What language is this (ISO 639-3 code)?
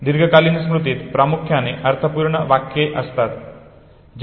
mar